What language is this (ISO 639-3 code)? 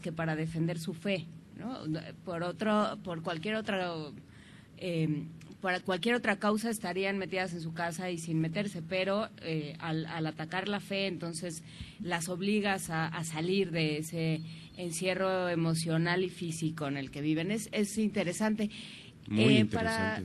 spa